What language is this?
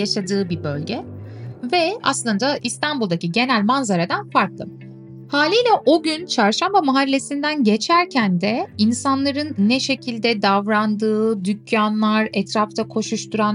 Turkish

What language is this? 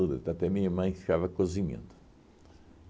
Portuguese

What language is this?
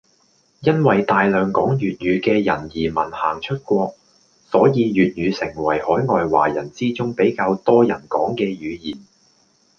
Cantonese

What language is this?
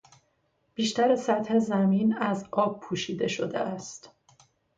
Persian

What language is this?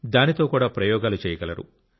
Telugu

